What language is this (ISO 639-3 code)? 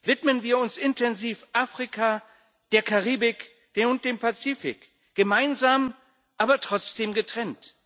deu